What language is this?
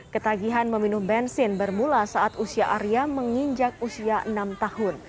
Indonesian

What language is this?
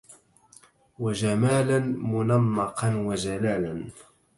Arabic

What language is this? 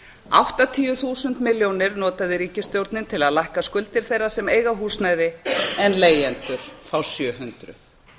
Icelandic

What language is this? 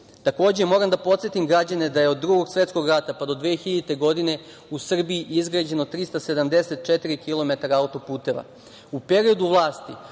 Serbian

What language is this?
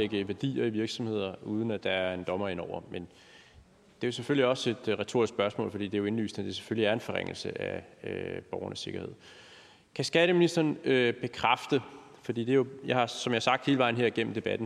Danish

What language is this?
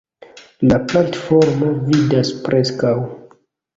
Esperanto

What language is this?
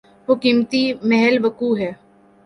Urdu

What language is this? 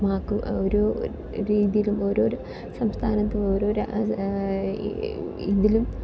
Malayalam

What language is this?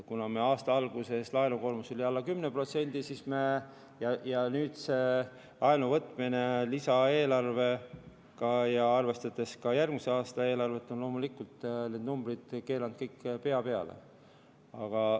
Estonian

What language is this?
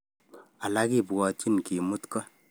Kalenjin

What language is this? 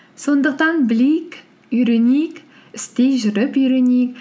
Kazakh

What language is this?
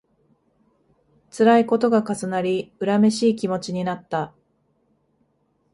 Japanese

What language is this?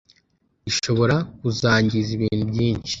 Kinyarwanda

